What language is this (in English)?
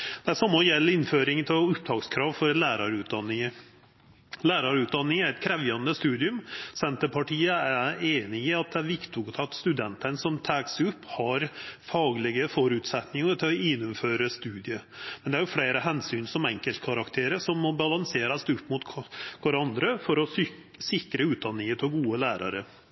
Norwegian Nynorsk